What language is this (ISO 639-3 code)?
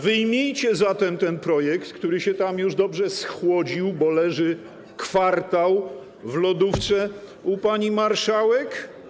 pol